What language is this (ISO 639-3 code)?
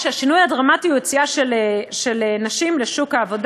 heb